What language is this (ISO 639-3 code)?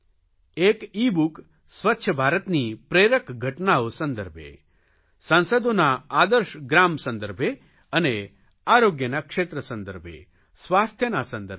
guj